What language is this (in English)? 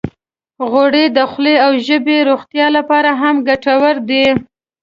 Pashto